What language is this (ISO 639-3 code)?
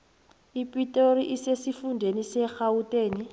nbl